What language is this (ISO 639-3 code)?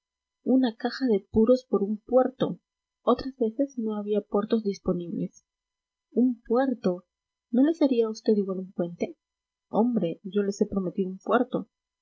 spa